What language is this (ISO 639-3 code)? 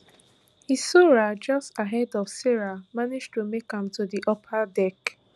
pcm